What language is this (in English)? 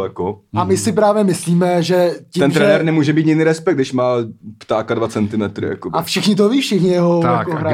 Czech